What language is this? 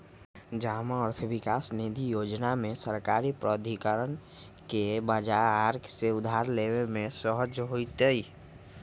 Magahi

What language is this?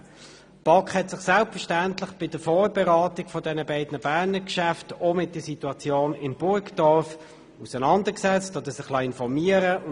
Swiss German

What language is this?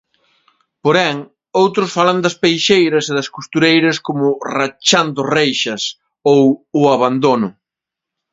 Galician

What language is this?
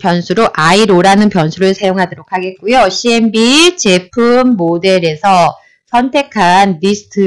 Korean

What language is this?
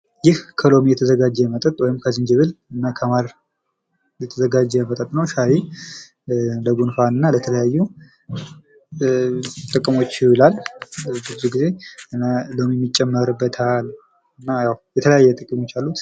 Amharic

